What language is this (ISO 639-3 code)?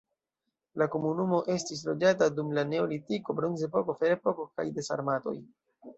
epo